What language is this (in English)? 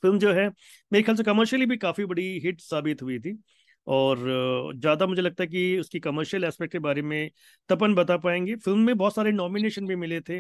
Hindi